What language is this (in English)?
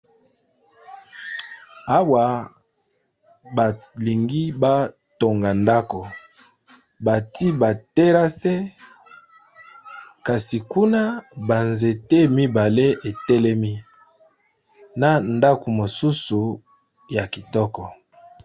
Lingala